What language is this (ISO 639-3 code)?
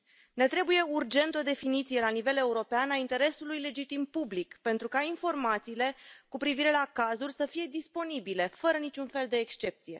ron